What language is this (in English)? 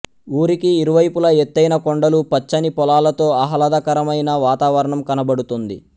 Telugu